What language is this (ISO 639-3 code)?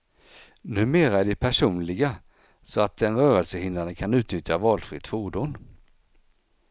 swe